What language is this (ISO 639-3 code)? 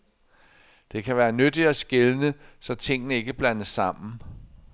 dan